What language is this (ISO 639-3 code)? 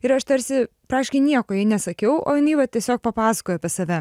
lit